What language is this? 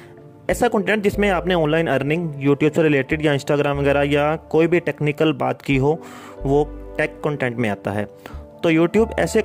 Hindi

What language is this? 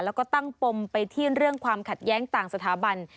Thai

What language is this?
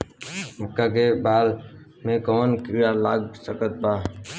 Bhojpuri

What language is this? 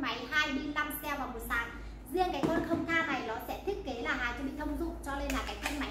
Vietnamese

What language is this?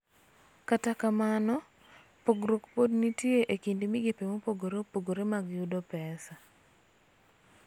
Luo (Kenya and Tanzania)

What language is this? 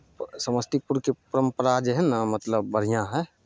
Maithili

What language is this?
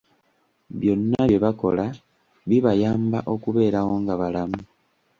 Ganda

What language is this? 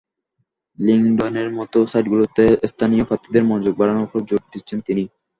Bangla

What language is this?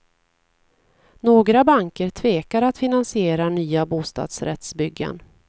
Swedish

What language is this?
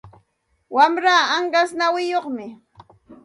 Santa Ana de Tusi Pasco Quechua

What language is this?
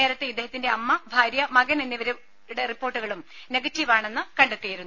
Malayalam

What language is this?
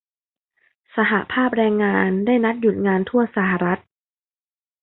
Thai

